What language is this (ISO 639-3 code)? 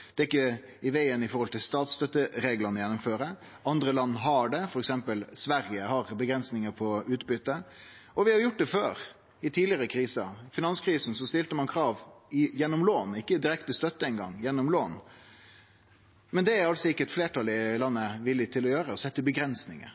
nno